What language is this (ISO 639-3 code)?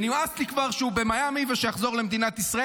heb